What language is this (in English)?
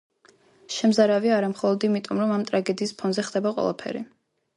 Georgian